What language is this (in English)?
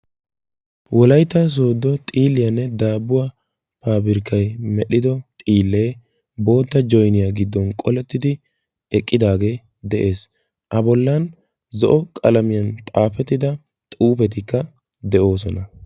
Wolaytta